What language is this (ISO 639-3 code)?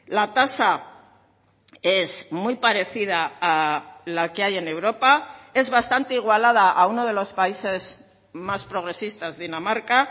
spa